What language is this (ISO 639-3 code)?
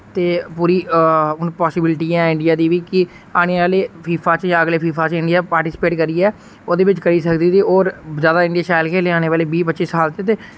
doi